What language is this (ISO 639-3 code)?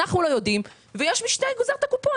heb